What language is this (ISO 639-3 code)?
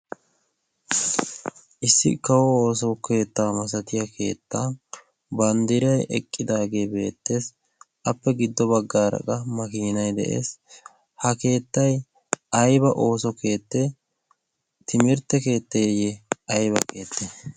wal